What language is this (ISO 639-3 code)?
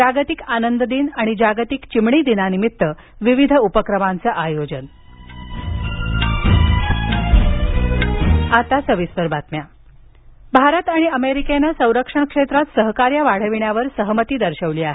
mar